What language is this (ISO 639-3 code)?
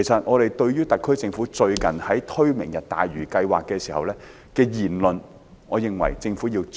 yue